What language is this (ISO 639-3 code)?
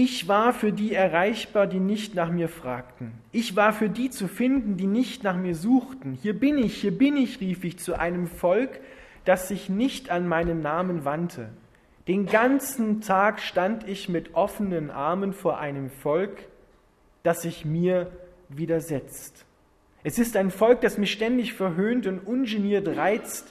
deu